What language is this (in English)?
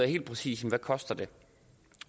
Danish